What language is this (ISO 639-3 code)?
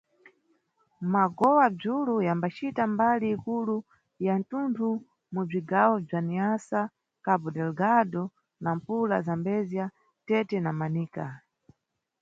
nyu